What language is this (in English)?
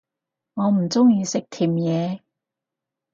Cantonese